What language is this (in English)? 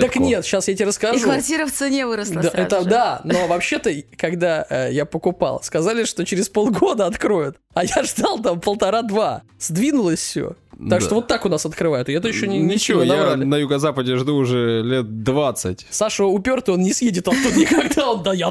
Russian